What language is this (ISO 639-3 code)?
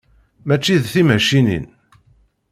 kab